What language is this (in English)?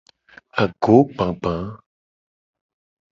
Gen